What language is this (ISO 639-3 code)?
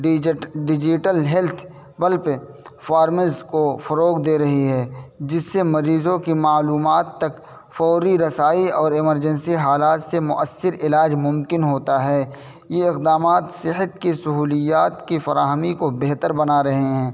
urd